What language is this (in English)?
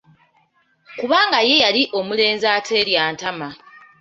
Ganda